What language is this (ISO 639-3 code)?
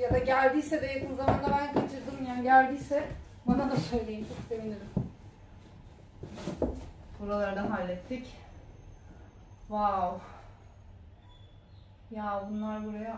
tur